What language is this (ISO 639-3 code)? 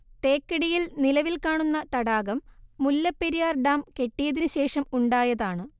mal